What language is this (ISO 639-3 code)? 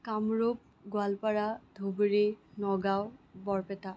asm